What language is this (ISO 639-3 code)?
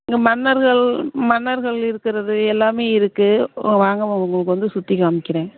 tam